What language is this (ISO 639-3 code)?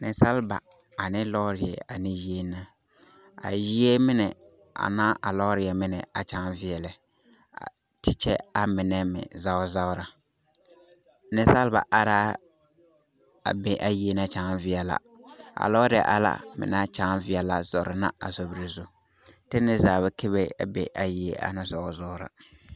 dga